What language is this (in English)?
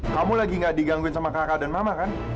Indonesian